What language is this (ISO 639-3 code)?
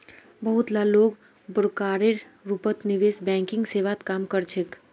mag